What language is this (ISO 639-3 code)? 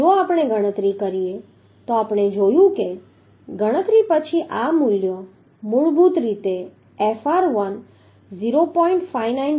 guj